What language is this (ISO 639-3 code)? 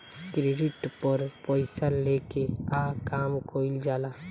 bho